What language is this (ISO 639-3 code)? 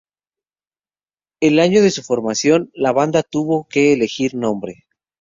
spa